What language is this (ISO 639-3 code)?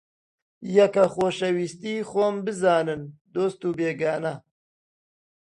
ckb